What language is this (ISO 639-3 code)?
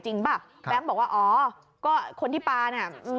tha